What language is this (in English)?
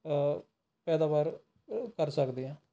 Punjabi